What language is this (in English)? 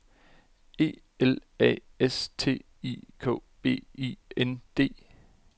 Danish